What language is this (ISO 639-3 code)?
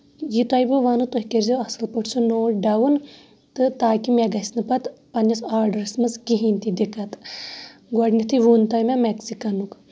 kas